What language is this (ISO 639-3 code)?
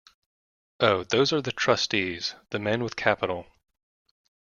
eng